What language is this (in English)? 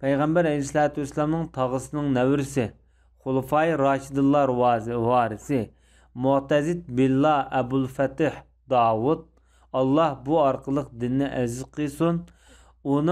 Turkish